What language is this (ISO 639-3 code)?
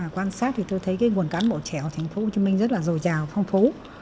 vie